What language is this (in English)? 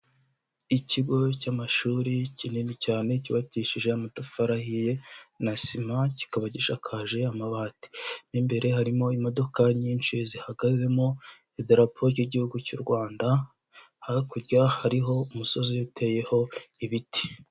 Kinyarwanda